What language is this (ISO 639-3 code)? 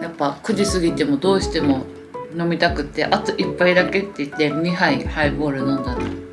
jpn